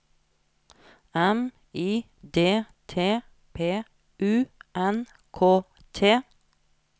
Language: Norwegian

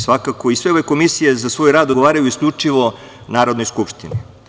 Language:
Serbian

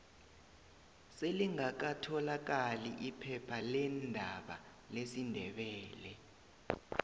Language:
South Ndebele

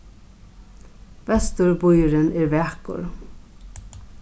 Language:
Faroese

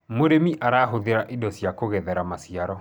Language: Kikuyu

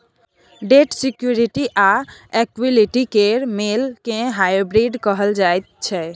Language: Maithili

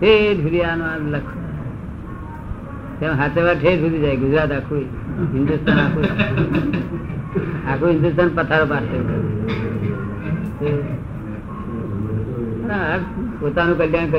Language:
Gujarati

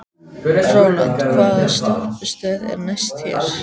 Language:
Icelandic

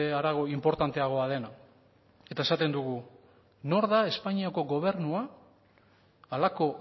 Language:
Basque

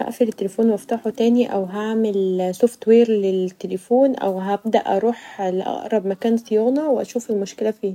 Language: Egyptian Arabic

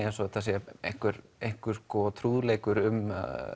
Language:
Icelandic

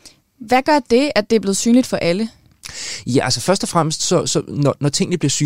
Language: Danish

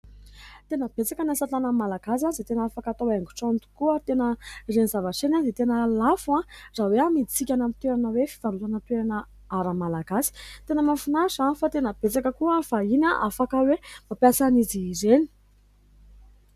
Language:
Malagasy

